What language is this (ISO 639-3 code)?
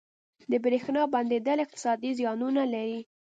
pus